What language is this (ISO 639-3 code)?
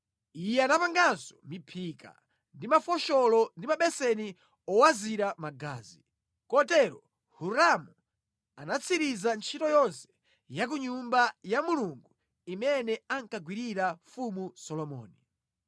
nya